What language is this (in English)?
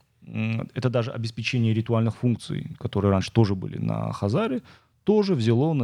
Russian